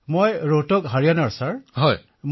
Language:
Assamese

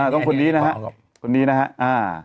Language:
Thai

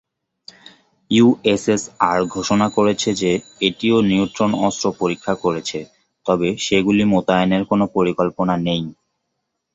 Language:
Bangla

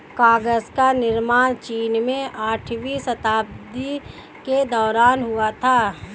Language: Hindi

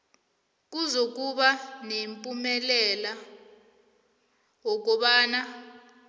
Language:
South Ndebele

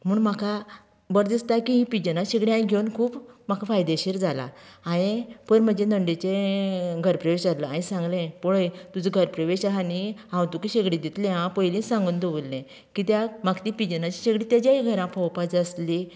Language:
Konkani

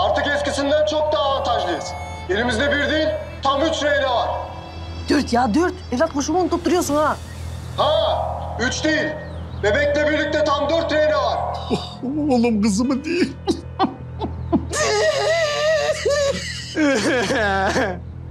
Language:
Turkish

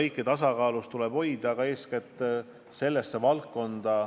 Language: Estonian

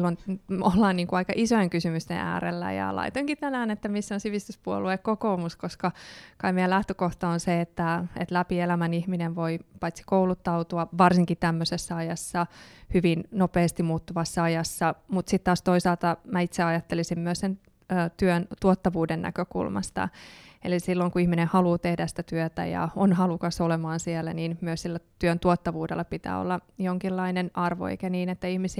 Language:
Finnish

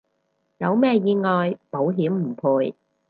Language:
Cantonese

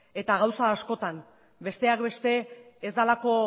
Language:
Basque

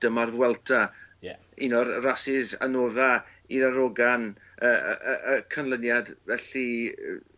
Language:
Welsh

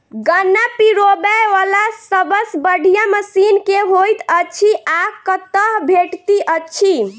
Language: Maithili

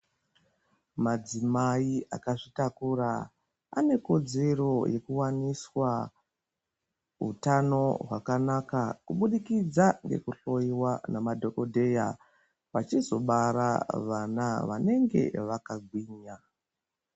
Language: Ndau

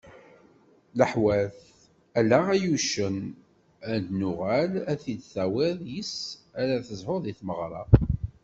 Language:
Kabyle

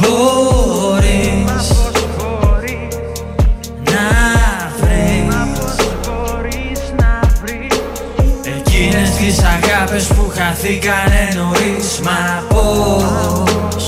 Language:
Greek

